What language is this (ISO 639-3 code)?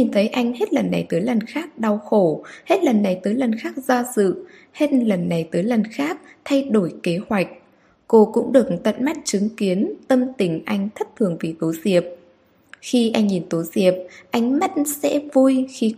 vie